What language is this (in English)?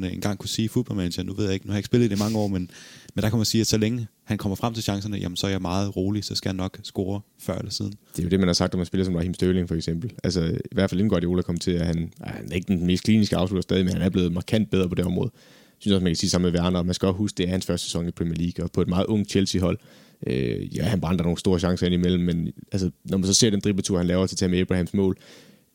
Danish